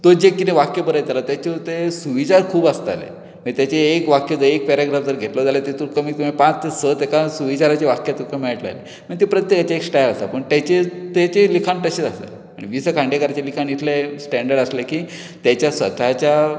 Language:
Konkani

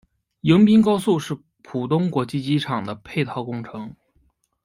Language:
Chinese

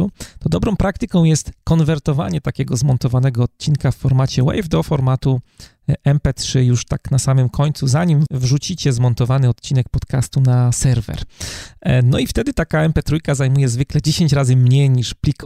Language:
Polish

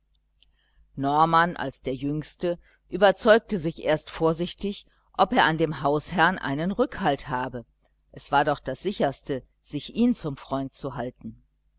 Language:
German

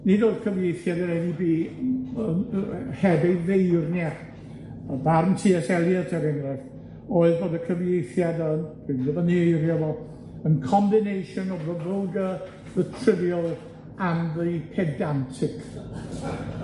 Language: Welsh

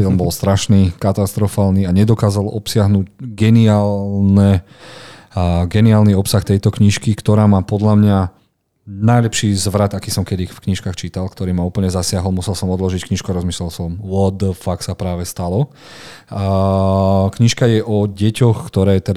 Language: Slovak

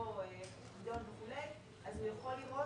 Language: Hebrew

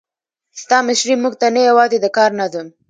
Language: Pashto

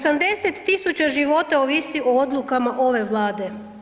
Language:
Croatian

